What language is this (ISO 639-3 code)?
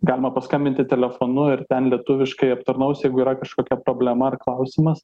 lit